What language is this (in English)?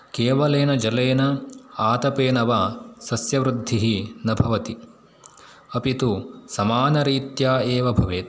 Sanskrit